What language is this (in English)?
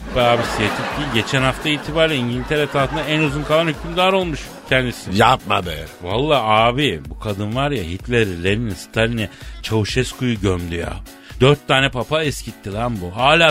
Turkish